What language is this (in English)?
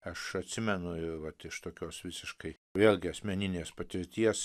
Lithuanian